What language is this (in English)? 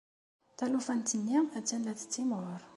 Kabyle